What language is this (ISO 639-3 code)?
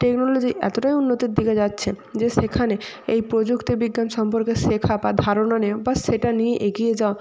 ben